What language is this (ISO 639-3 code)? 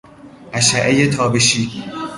fas